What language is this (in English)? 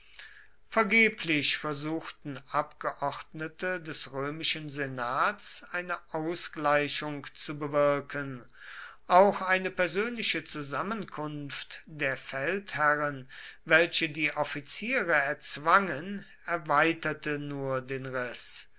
German